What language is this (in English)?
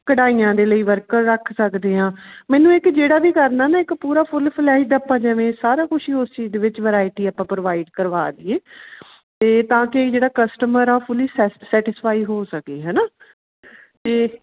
Punjabi